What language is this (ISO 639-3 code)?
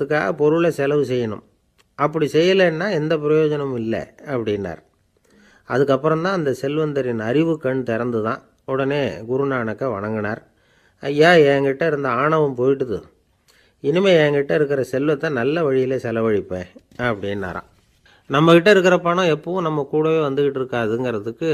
tam